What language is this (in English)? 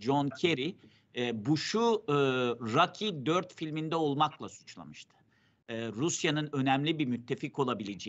Turkish